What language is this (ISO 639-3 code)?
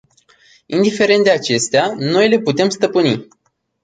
ron